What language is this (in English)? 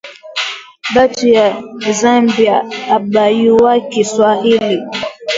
Swahili